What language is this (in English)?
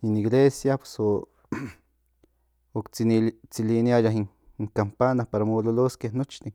Central Nahuatl